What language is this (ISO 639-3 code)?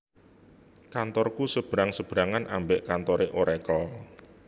jav